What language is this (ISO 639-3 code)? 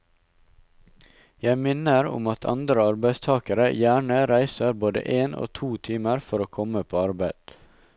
nor